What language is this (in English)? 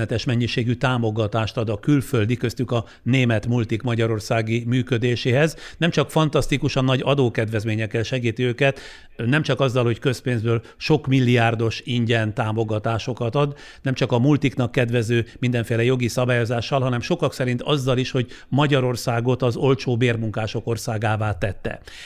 Hungarian